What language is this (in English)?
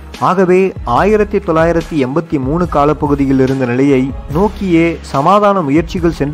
Tamil